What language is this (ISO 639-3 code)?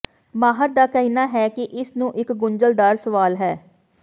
pan